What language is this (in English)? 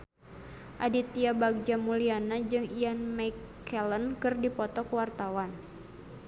Sundanese